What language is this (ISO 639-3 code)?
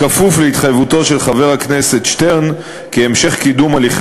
heb